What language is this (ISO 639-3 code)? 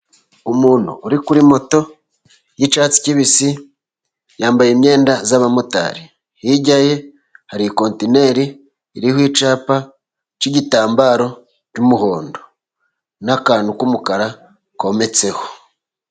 kin